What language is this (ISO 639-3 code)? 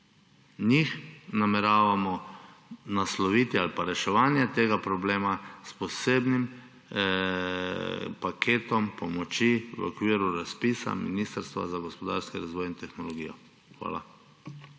slv